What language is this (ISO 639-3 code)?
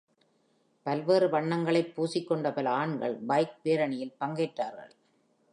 tam